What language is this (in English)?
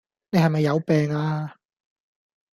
Cantonese